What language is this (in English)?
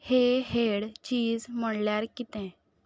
Konkani